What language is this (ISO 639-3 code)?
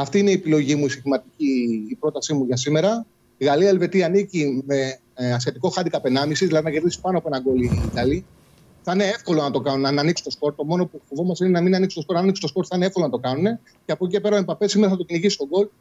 ell